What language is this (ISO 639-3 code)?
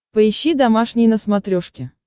rus